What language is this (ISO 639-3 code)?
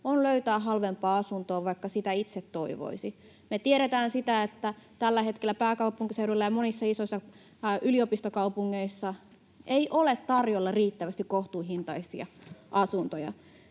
fin